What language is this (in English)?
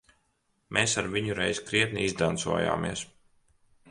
Latvian